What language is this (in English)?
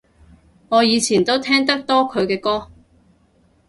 Cantonese